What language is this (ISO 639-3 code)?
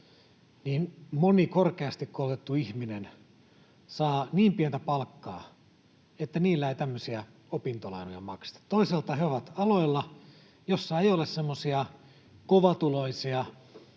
fin